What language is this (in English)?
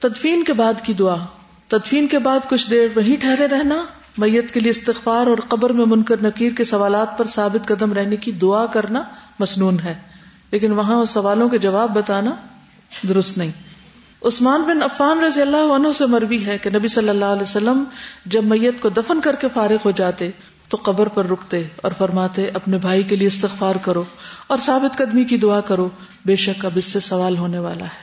Urdu